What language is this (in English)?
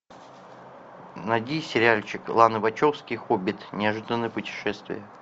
Russian